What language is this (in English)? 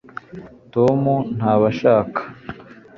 Kinyarwanda